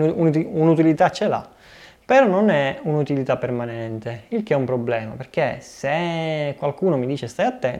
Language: Italian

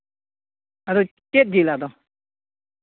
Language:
Santali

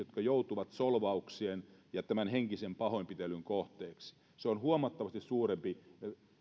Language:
Finnish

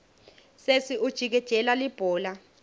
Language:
Swati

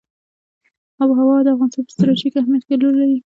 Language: Pashto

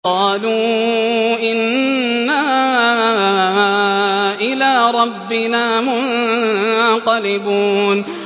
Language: Arabic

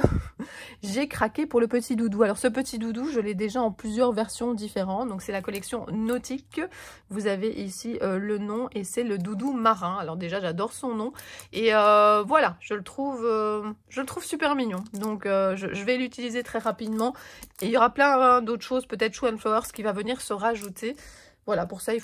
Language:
French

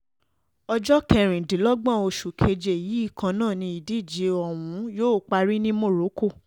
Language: Yoruba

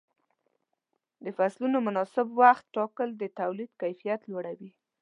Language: Pashto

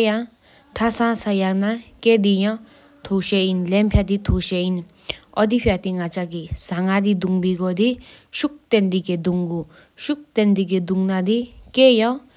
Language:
Sikkimese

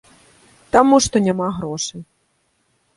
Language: Belarusian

